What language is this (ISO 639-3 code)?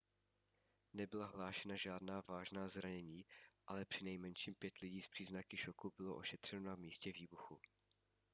ces